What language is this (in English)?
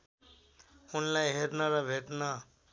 Nepali